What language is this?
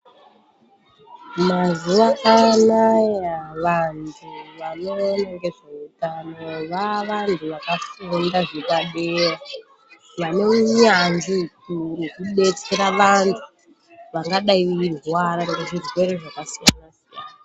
Ndau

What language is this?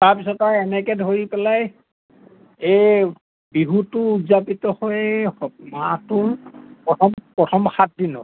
Assamese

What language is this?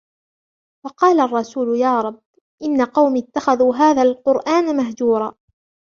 Arabic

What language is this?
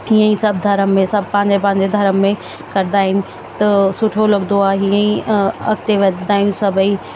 Sindhi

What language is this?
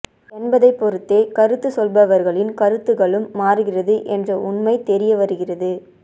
Tamil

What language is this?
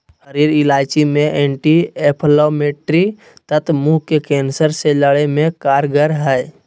Magahi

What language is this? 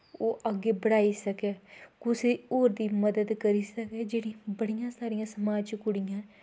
Dogri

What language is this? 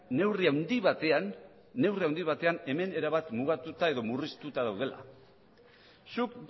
Basque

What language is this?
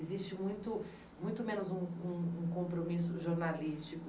Portuguese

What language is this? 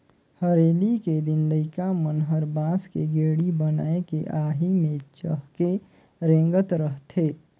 Chhattisgarhi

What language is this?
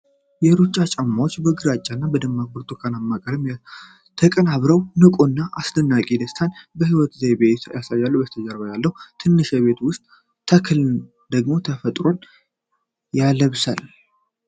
Amharic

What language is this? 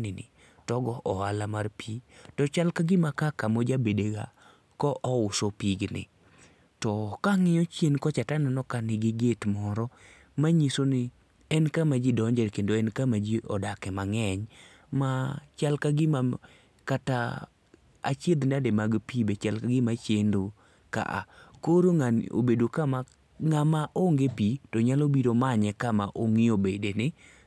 Luo (Kenya and Tanzania)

